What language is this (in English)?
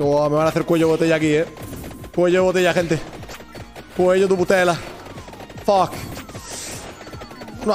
Spanish